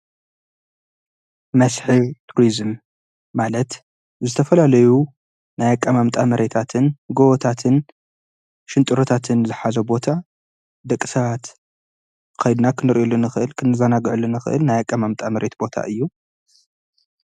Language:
Tigrinya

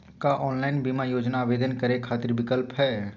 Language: Magahi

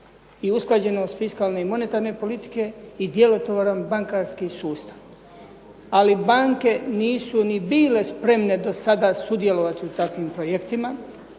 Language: Croatian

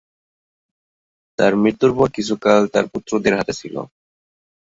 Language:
Bangla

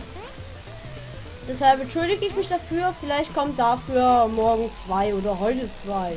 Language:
German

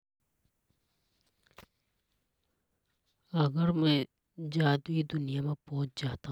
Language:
Hadothi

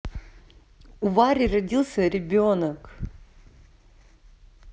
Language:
Russian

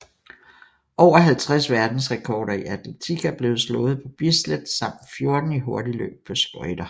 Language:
Danish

